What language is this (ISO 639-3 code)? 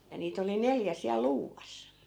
fin